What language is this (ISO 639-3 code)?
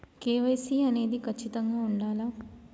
tel